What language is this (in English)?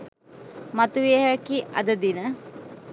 Sinhala